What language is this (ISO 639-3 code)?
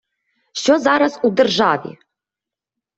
ukr